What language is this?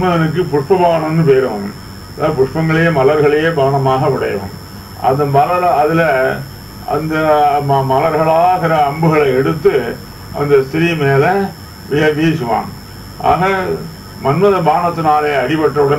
Arabic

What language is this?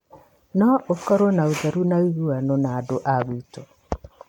Kikuyu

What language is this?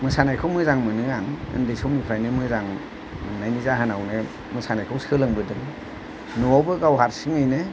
Bodo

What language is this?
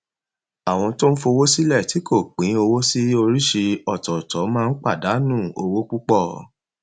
Yoruba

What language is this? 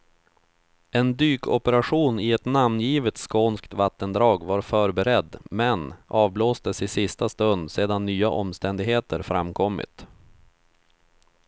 Swedish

